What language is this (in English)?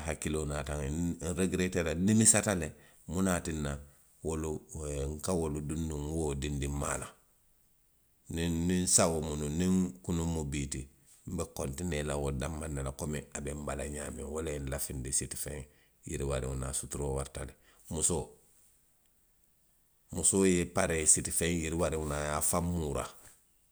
Western Maninkakan